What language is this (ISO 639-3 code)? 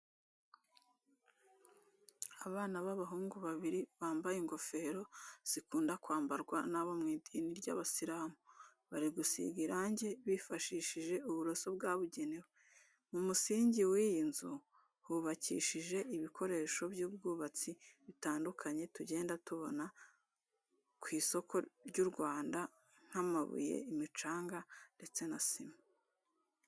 kin